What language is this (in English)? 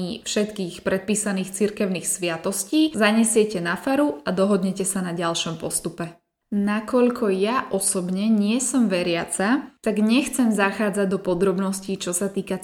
Slovak